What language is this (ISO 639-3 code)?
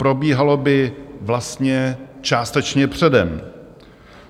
ces